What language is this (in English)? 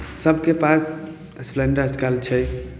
Maithili